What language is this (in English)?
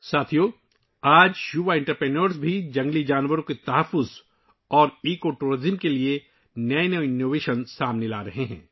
Urdu